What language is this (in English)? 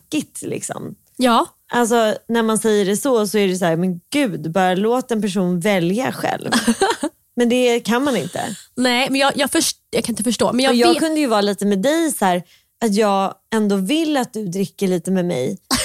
Swedish